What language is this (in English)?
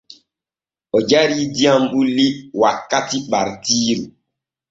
Borgu Fulfulde